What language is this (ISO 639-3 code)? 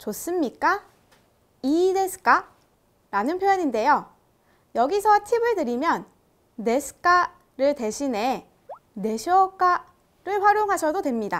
kor